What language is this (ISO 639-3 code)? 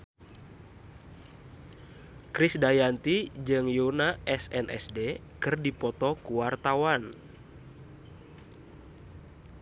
sun